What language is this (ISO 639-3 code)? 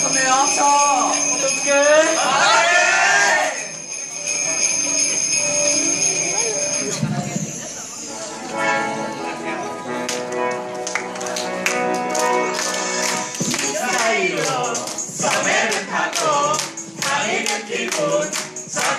ell